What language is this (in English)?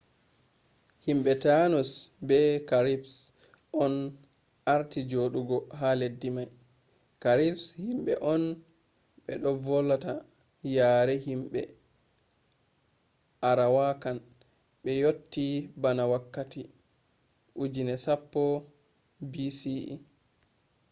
Fula